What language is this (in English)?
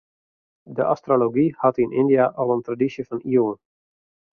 Western Frisian